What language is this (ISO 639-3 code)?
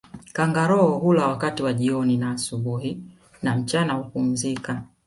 swa